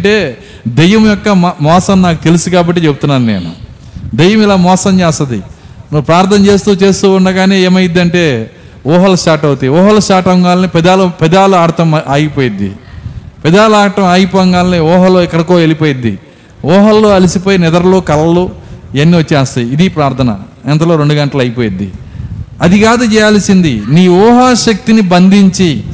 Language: Telugu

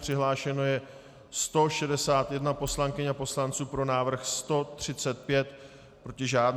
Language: Czech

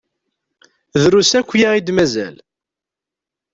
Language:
Kabyle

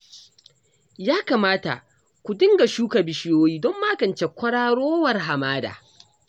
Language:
Hausa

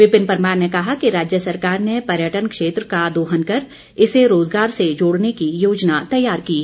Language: Hindi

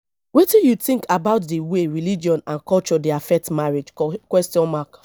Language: Nigerian Pidgin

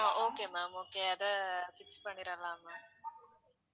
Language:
Tamil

